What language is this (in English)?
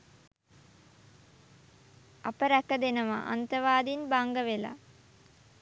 Sinhala